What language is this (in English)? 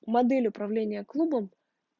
Russian